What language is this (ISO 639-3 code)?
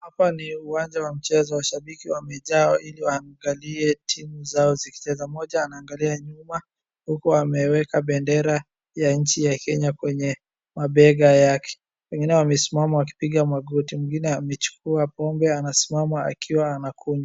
swa